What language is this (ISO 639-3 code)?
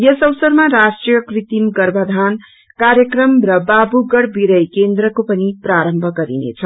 nep